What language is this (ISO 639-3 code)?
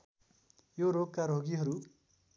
nep